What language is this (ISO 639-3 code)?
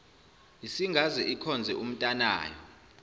zul